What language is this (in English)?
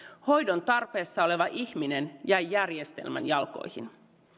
Finnish